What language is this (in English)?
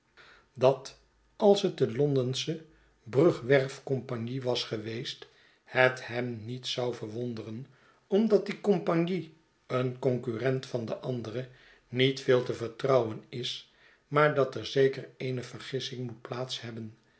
Dutch